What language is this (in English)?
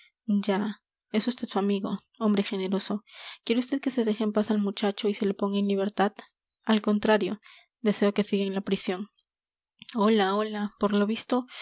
Spanish